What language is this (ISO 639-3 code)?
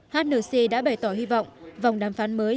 vie